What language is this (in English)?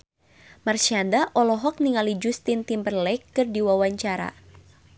Sundanese